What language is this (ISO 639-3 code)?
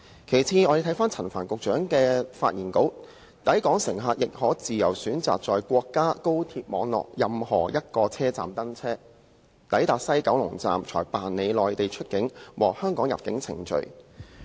yue